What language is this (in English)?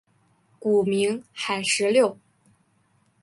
Chinese